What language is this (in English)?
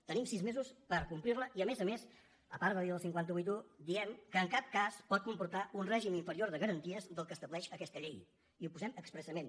Catalan